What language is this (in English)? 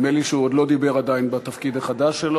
Hebrew